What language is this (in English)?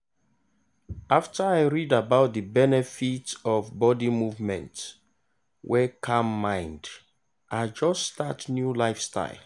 Nigerian Pidgin